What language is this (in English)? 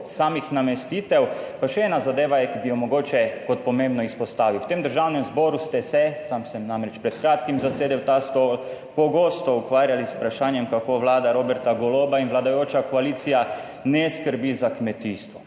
Slovenian